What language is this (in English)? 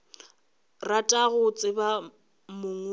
Northern Sotho